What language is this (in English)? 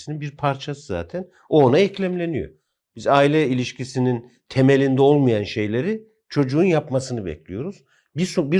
Turkish